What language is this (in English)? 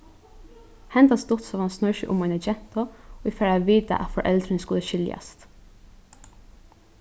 Faroese